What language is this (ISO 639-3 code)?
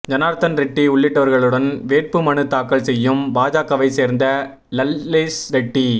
tam